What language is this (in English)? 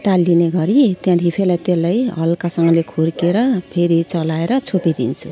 Nepali